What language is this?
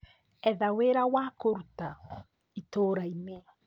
Kikuyu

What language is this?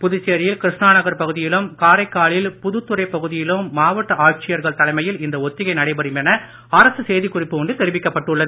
Tamil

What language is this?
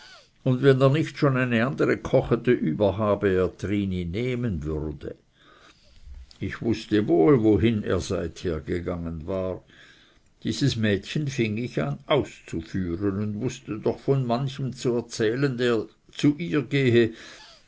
German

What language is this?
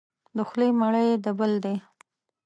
Pashto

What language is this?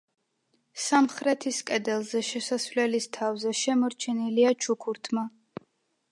Georgian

